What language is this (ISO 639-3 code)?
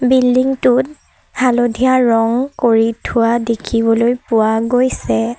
asm